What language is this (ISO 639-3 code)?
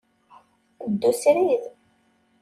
kab